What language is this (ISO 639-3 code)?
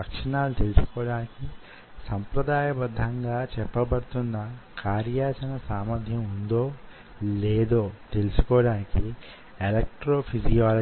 tel